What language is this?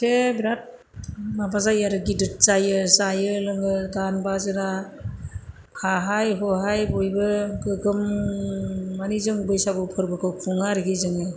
Bodo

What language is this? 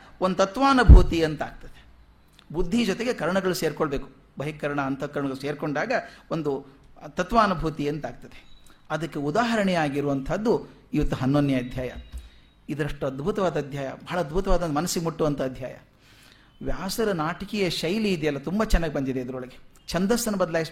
Kannada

